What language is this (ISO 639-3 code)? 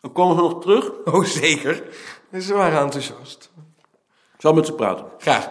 nld